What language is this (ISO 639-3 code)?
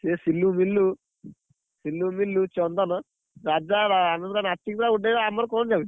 ori